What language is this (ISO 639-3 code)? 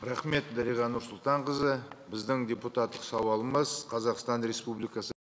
kaz